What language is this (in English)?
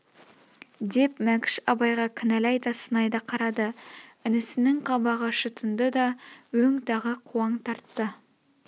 Kazakh